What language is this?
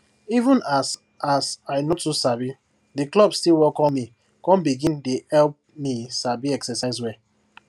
Nigerian Pidgin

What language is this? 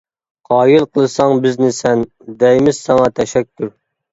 Uyghur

